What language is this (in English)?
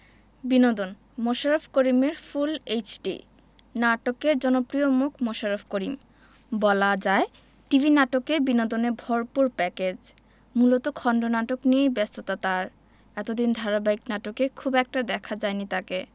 Bangla